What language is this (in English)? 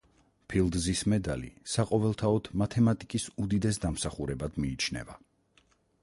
Georgian